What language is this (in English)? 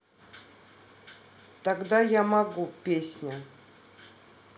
Russian